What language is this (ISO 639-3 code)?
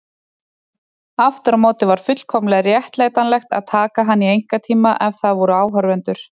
isl